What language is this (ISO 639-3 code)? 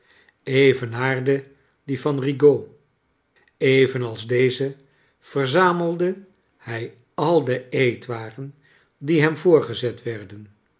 nld